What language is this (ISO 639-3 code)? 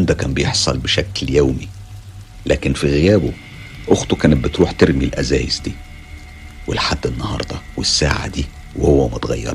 ara